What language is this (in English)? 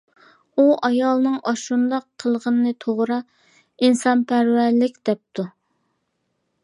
Uyghur